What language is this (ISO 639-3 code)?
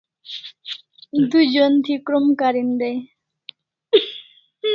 kls